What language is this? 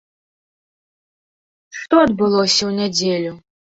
Belarusian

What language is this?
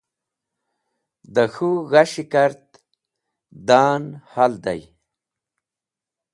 Wakhi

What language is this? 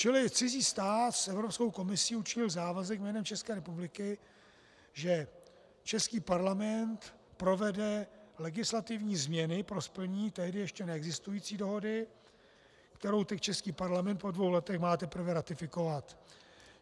Czech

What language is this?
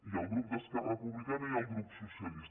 Catalan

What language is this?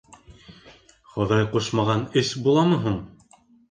Bashkir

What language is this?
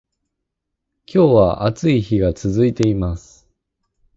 Japanese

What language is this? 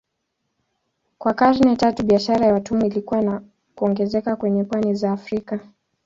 Swahili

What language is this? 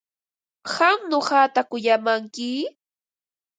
Ambo-Pasco Quechua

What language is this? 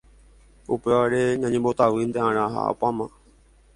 Guarani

